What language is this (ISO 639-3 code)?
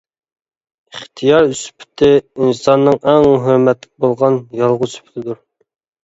uig